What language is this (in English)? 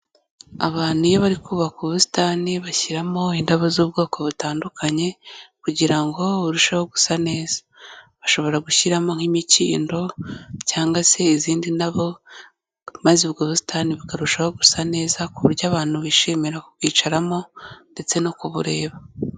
Kinyarwanda